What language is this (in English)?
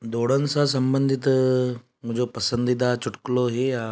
Sindhi